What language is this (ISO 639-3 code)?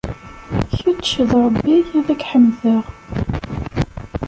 kab